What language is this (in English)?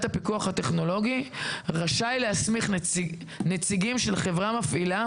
Hebrew